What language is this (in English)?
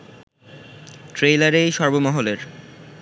Bangla